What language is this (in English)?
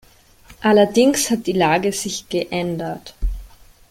German